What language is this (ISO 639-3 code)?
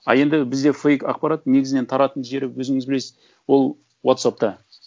kaz